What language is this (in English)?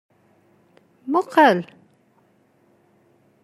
Kabyle